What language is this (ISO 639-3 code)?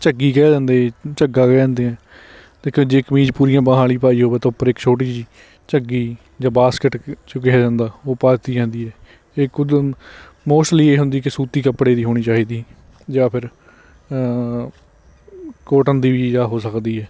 pan